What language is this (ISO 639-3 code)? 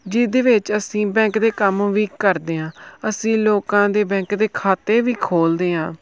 pan